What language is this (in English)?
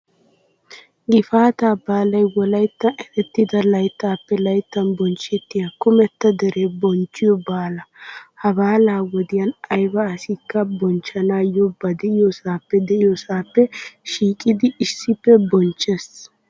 Wolaytta